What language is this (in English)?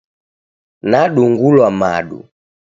Taita